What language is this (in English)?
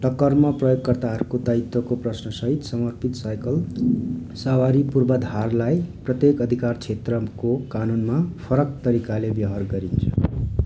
Nepali